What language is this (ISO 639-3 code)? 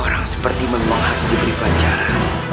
ind